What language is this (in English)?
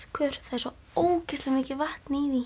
Icelandic